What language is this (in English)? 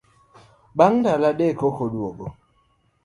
Luo (Kenya and Tanzania)